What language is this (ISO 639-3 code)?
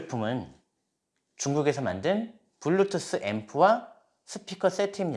kor